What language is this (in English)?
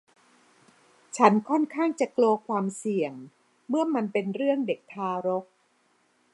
Thai